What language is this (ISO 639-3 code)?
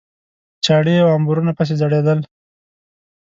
pus